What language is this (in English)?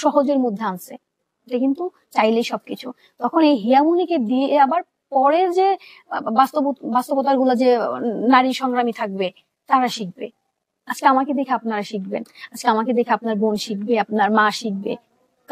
Turkish